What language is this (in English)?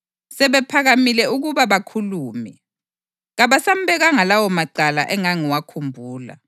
North Ndebele